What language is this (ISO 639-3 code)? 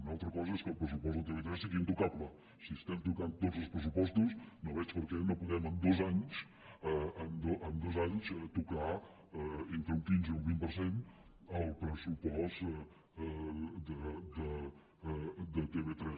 cat